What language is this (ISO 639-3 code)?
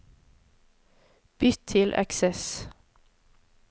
nor